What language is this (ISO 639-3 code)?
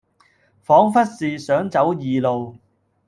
yue